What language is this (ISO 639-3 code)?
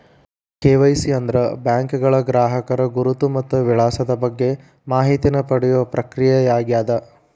kan